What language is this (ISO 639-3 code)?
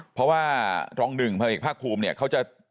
tha